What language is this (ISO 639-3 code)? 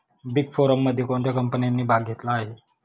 mar